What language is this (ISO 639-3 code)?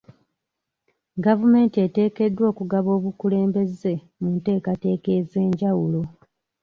lug